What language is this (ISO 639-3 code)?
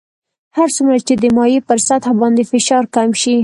pus